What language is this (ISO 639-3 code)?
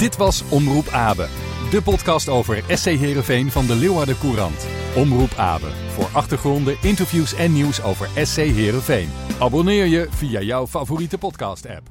nld